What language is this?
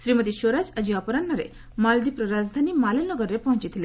Odia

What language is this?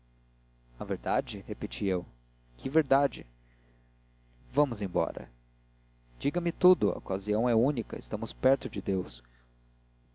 Portuguese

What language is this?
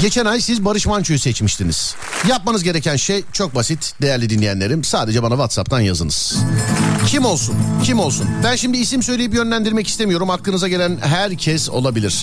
Turkish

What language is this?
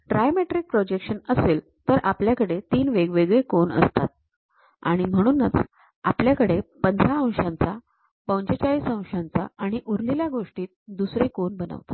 Marathi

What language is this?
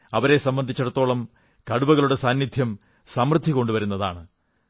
Malayalam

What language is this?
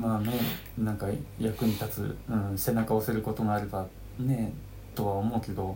Japanese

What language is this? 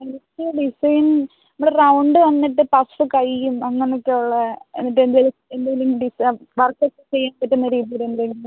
Malayalam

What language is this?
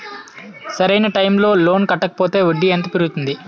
Telugu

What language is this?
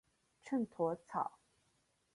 Chinese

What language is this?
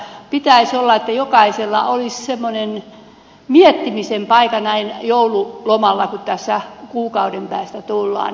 Finnish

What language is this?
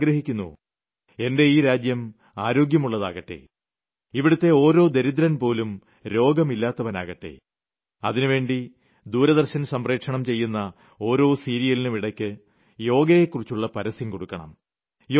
Malayalam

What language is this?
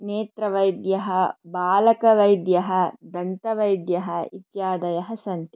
Sanskrit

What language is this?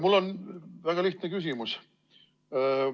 Estonian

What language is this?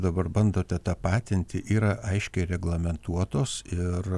Lithuanian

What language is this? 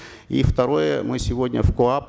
Kazakh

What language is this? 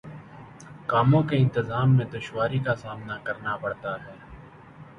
Urdu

